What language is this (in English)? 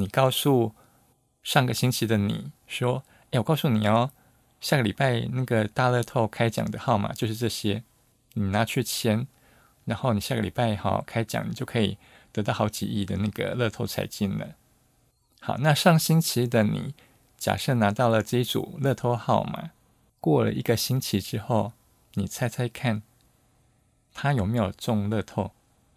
Chinese